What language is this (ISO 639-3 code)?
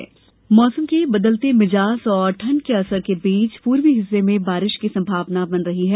hin